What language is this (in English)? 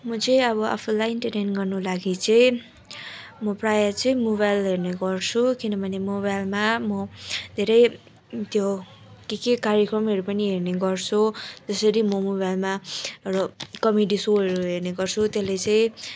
Nepali